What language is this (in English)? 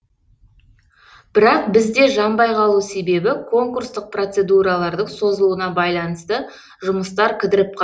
Kazakh